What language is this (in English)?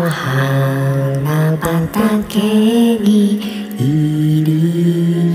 Japanese